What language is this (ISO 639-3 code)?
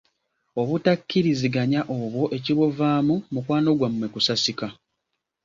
lug